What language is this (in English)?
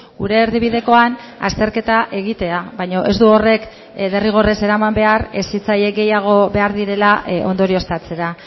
Basque